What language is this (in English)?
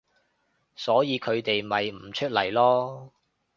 Cantonese